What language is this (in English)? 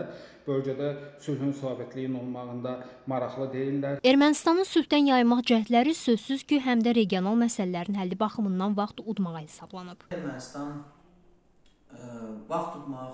Turkish